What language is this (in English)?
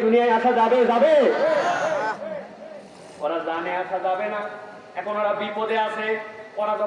Bangla